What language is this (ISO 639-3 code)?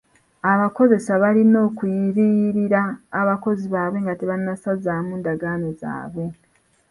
lug